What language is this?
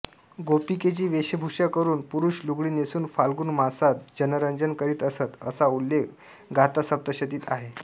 Marathi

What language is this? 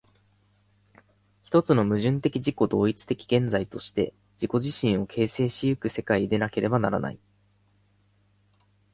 Japanese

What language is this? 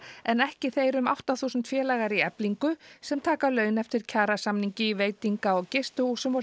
Icelandic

